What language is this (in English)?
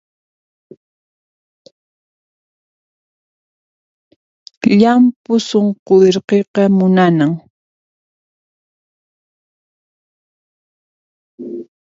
Puno Quechua